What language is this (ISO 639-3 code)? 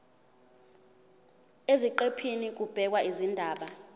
zul